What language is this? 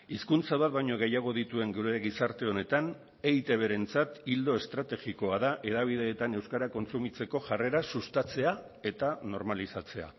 Basque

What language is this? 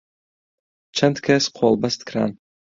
Central Kurdish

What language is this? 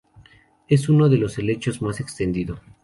Spanish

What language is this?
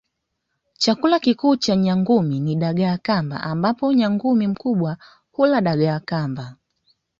Swahili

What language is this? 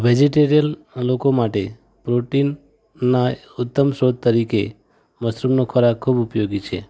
Gujarati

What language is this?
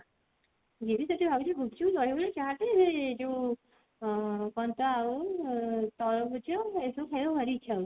Odia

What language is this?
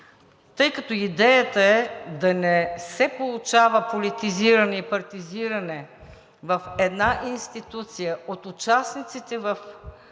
Bulgarian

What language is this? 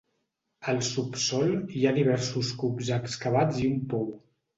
Catalan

